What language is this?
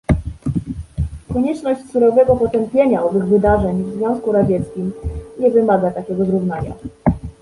Polish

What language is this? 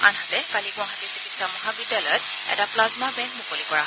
Assamese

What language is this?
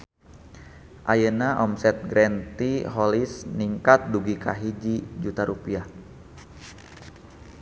Sundanese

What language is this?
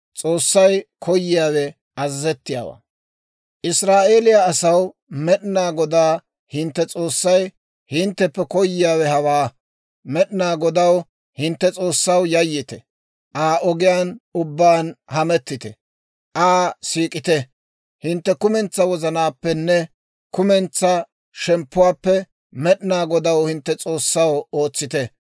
Dawro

